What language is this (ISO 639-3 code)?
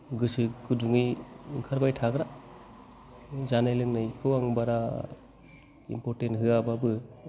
brx